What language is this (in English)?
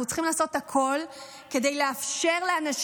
Hebrew